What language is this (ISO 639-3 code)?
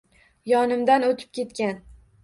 uzb